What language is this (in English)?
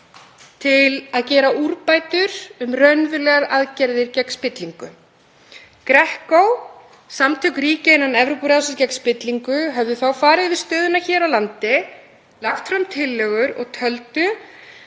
Icelandic